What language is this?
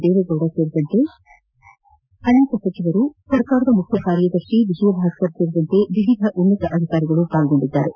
Kannada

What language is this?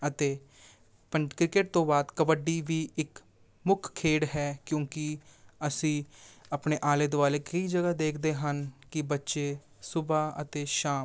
Punjabi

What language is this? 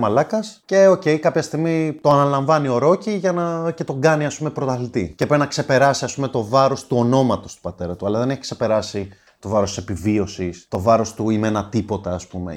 Greek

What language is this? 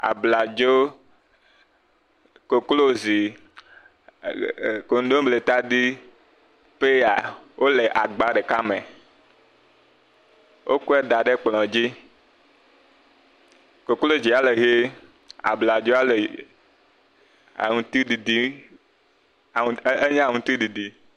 Ewe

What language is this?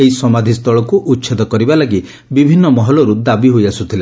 Odia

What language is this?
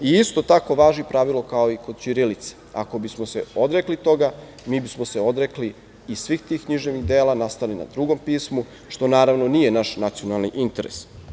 Serbian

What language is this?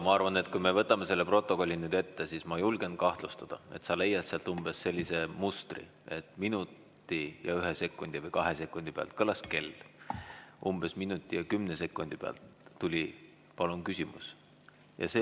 Estonian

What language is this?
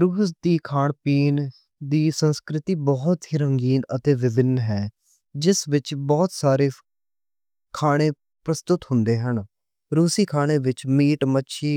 Western Panjabi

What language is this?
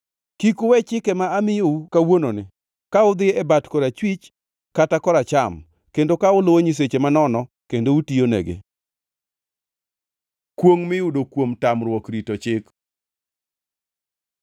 Luo (Kenya and Tanzania)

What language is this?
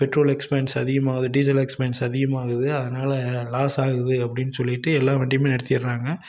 Tamil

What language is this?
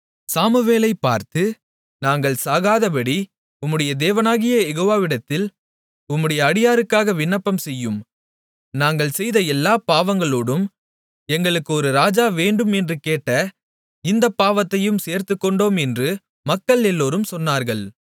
Tamil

